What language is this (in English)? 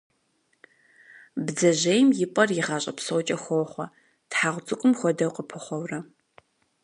Kabardian